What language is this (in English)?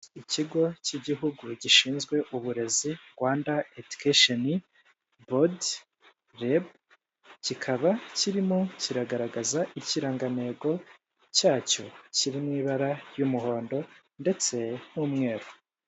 Kinyarwanda